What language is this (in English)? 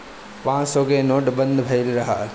Bhojpuri